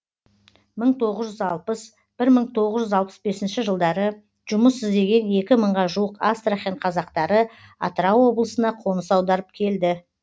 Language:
Kazakh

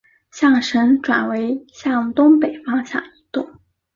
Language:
Chinese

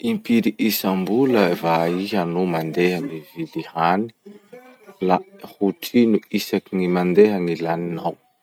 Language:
Masikoro Malagasy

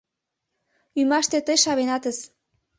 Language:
Mari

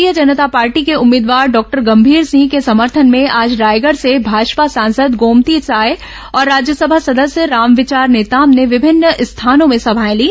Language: Hindi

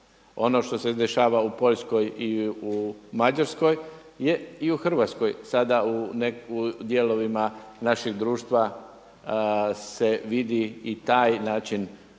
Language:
Croatian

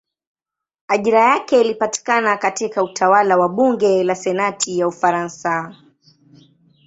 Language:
Swahili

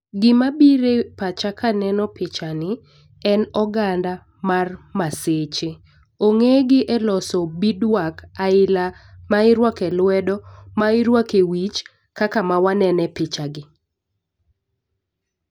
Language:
Luo (Kenya and Tanzania)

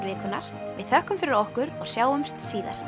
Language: Icelandic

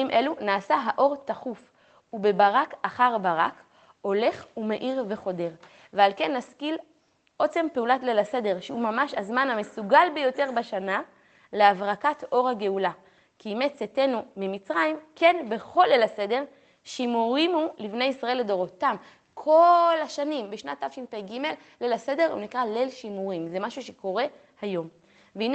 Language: Hebrew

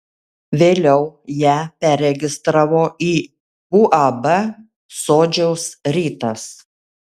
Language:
Lithuanian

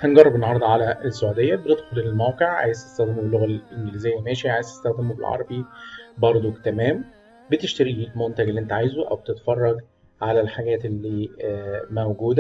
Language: Arabic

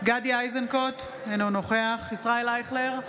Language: Hebrew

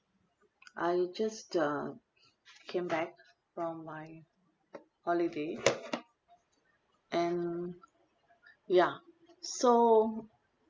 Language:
English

